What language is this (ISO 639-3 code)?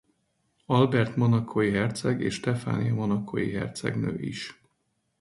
hun